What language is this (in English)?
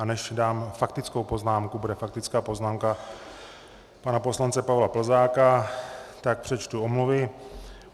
Czech